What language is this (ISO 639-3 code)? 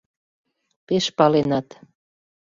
chm